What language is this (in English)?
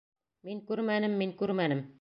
Bashkir